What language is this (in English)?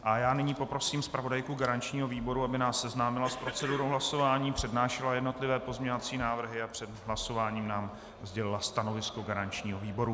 Czech